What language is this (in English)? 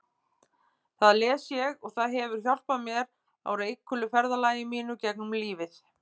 Icelandic